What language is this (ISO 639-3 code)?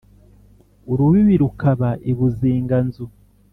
kin